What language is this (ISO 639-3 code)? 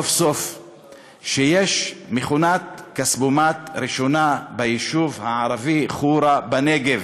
heb